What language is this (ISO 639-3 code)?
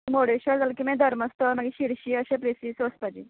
kok